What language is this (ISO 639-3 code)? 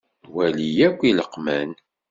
kab